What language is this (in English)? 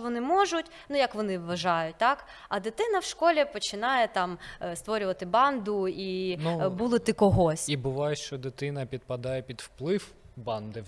Ukrainian